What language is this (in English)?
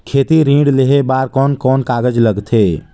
Chhattisgarhi